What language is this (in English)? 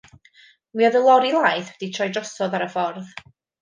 Welsh